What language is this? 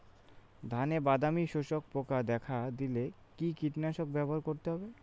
Bangla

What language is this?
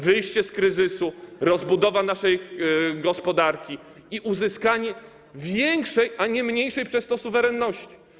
Polish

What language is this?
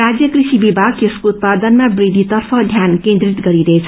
Nepali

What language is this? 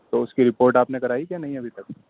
Urdu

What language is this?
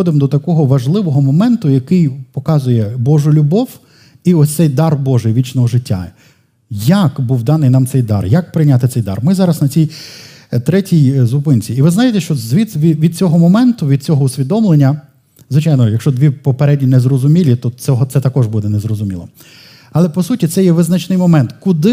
Ukrainian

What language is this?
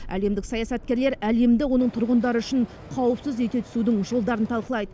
Kazakh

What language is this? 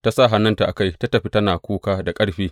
Hausa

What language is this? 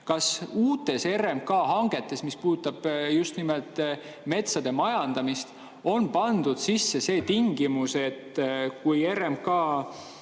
Estonian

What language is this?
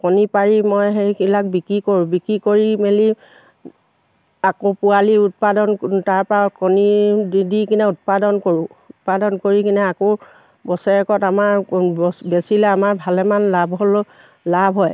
Assamese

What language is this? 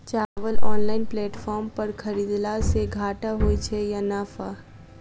Maithili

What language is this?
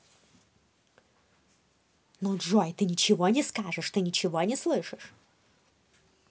Russian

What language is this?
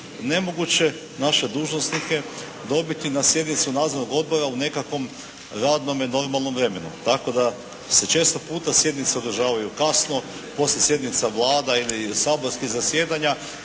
Croatian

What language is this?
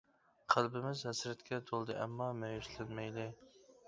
Uyghur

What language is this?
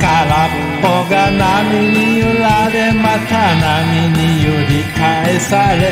Thai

